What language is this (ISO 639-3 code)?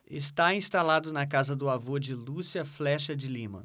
por